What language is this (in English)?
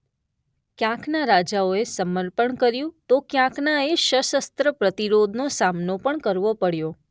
Gujarati